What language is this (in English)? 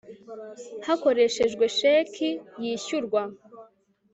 Kinyarwanda